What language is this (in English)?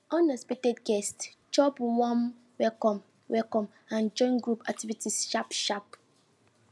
Nigerian Pidgin